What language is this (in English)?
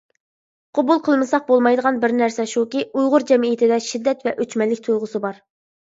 Uyghur